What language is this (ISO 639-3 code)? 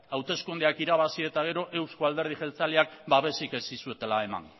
eus